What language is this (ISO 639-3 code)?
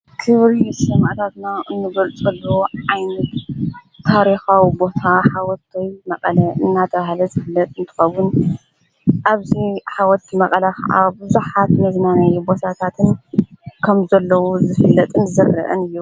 tir